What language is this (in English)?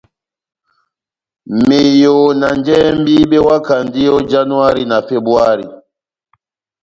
Batanga